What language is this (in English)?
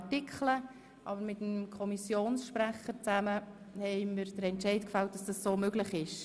Swiss German